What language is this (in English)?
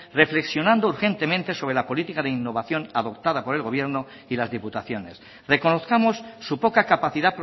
Spanish